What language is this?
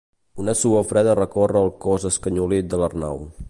Catalan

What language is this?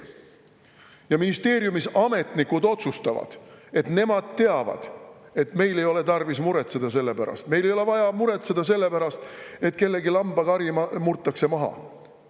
Estonian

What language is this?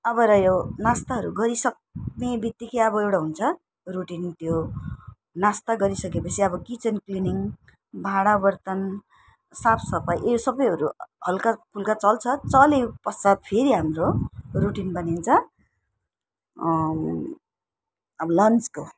Nepali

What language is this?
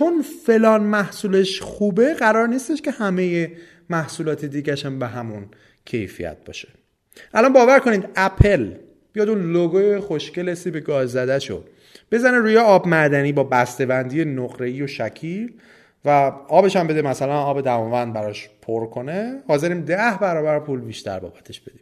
Persian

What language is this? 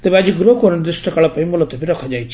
Odia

